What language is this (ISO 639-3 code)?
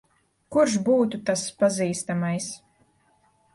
lav